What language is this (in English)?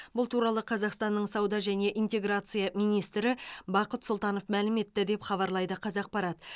Kazakh